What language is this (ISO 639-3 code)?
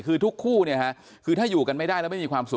tha